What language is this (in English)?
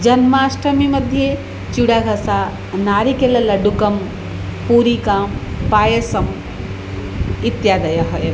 Sanskrit